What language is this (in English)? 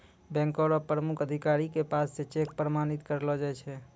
Maithili